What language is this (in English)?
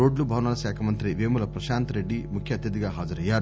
Telugu